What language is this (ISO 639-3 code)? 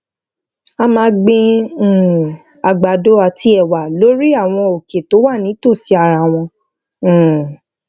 yor